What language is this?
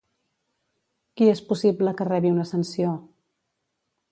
Catalan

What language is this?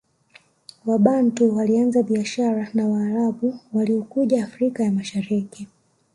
Swahili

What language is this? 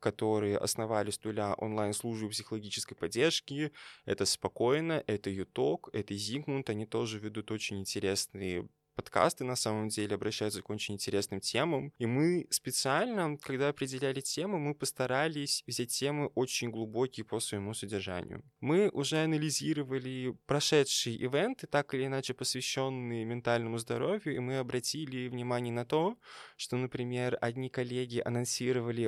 Russian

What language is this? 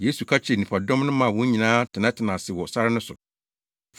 Akan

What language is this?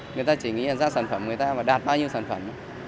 Vietnamese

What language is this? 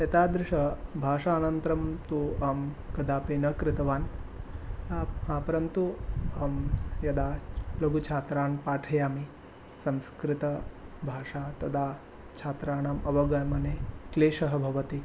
Sanskrit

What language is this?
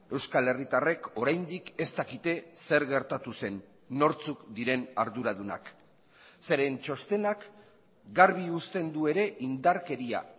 Basque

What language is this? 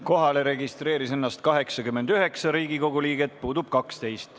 Estonian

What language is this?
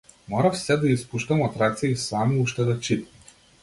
Macedonian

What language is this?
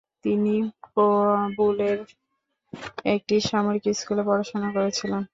Bangla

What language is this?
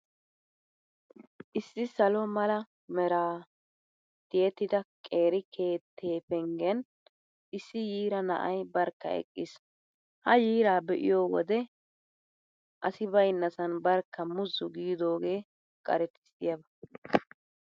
Wolaytta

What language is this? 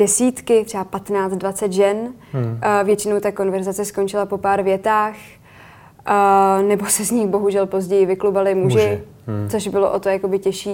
Czech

